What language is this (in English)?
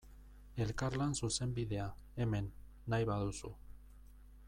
Basque